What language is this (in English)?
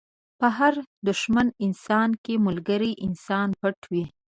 Pashto